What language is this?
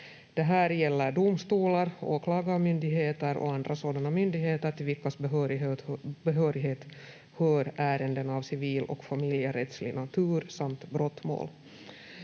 Finnish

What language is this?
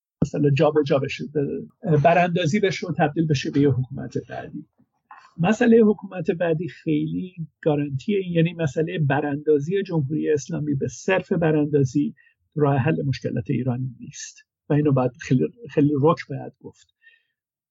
Persian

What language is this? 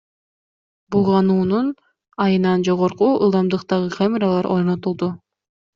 Kyrgyz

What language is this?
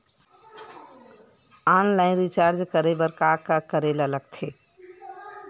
Chhattisgarhi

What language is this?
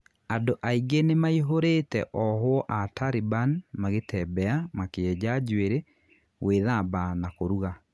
Kikuyu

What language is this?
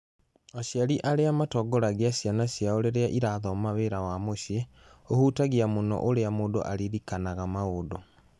Kikuyu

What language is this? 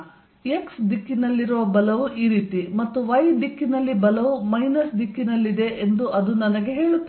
Kannada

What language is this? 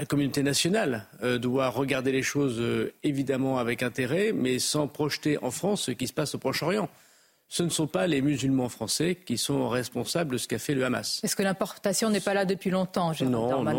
French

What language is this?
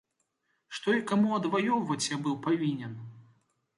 Belarusian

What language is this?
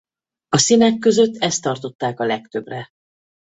Hungarian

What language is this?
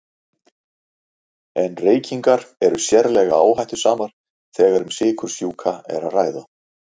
Icelandic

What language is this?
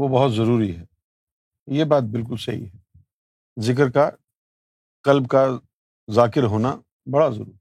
Urdu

